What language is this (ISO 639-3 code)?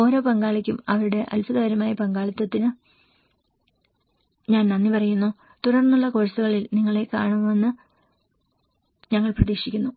mal